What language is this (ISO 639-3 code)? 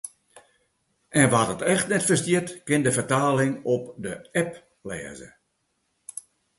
fry